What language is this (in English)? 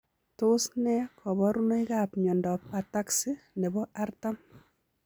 Kalenjin